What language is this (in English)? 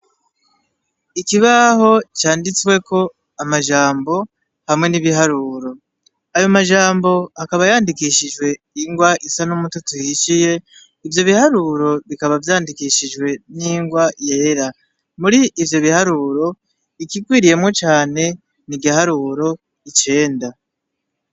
Rundi